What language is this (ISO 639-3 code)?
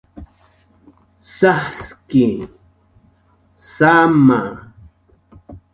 jqr